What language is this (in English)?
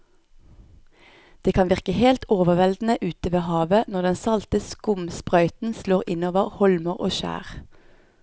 Norwegian